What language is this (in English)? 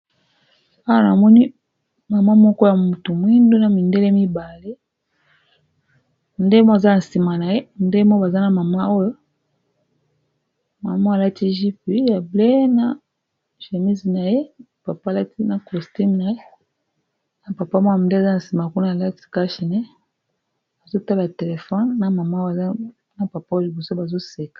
Lingala